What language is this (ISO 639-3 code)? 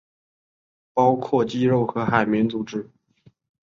zho